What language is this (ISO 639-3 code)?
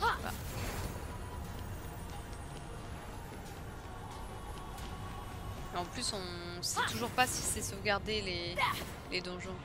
fra